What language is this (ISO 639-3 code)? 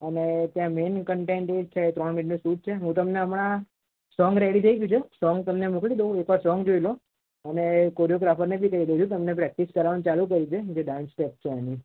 guj